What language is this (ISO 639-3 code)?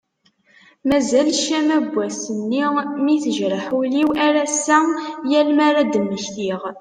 kab